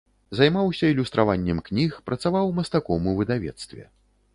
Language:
Belarusian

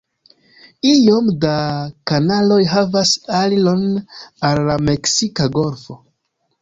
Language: Esperanto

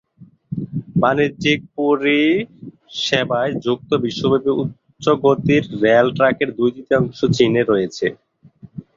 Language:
Bangla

